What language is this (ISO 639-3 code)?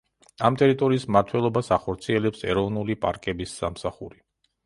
kat